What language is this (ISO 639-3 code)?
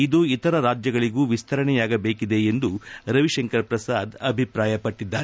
kan